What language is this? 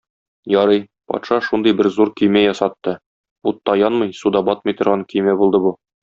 Tatar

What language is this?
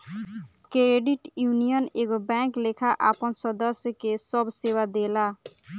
Bhojpuri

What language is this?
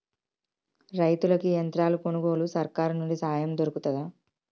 Telugu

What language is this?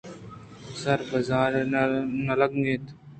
Eastern Balochi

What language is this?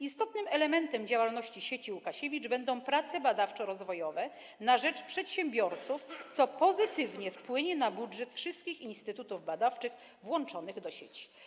Polish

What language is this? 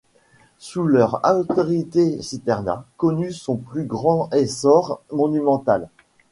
French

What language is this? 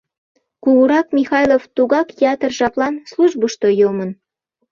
Mari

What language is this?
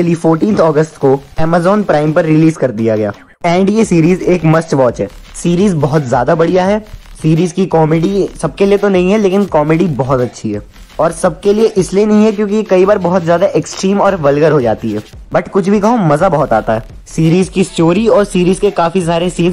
Hindi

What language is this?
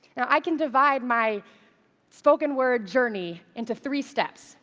English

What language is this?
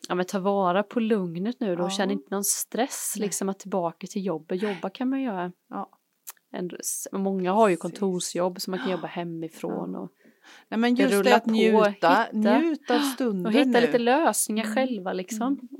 Swedish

